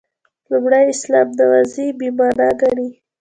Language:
Pashto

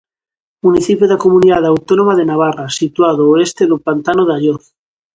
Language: Galician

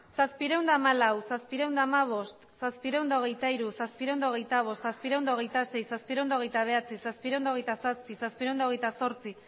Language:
Basque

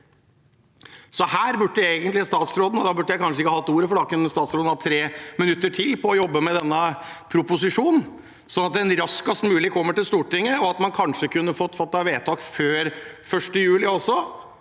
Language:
Norwegian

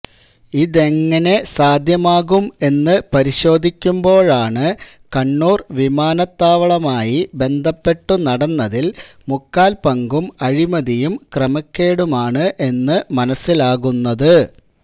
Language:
Malayalam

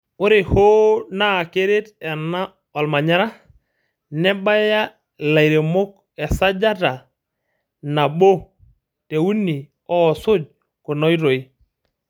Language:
Masai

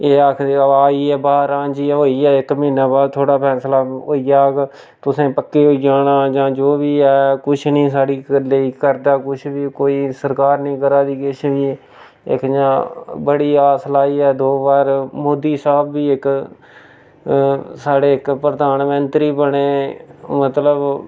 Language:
Dogri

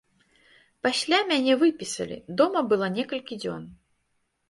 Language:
Belarusian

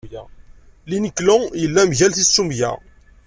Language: Kabyle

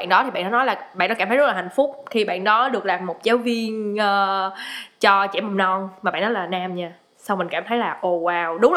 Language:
Vietnamese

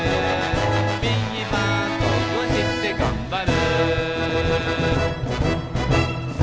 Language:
Japanese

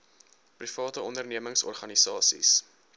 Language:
Afrikaans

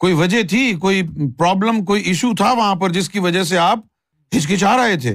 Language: Urdu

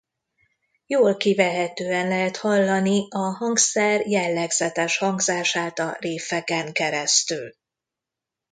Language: Hungarian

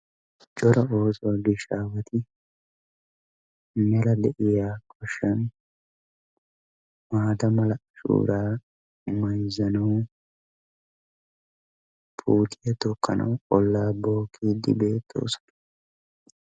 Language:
Wolaytta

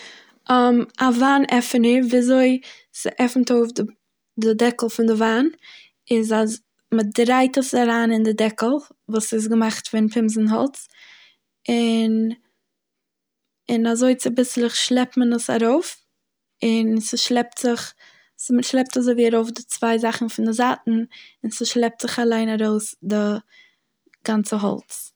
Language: Yiddish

